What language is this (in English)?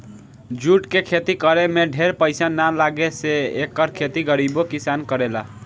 Bhojpuri